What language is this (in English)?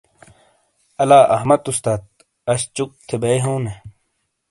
Shina